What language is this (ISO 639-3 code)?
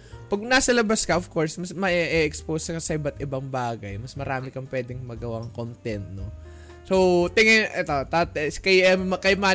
fil